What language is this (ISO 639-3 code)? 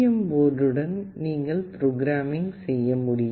tam